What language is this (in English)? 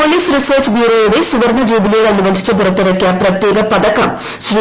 Malayalam